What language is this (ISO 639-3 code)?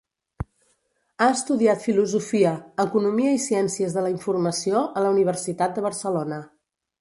cat